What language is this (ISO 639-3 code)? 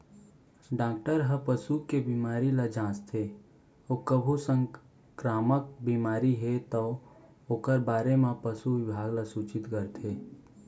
hne